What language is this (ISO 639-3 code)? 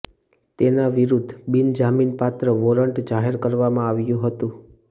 guj